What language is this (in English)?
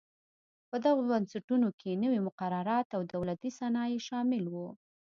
Pashto